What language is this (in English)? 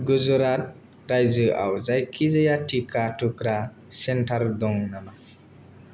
Bodo